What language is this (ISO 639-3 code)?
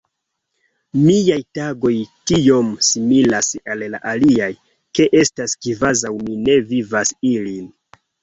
epo